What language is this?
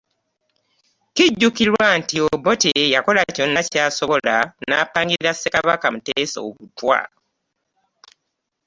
Ganda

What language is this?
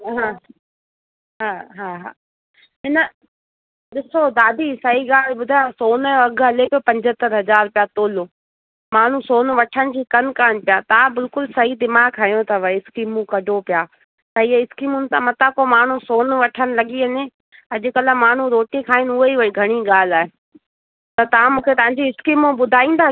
Sindhi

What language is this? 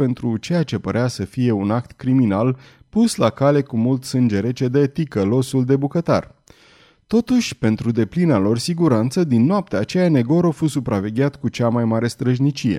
Romanian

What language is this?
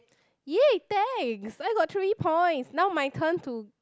English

